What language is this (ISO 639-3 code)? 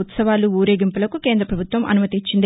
tel